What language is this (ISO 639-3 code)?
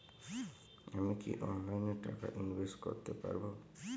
ben